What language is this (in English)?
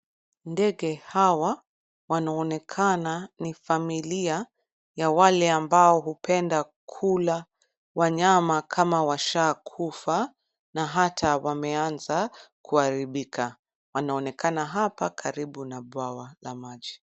Swahili